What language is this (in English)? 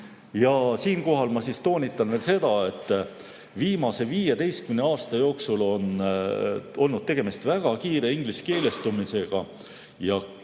Estonian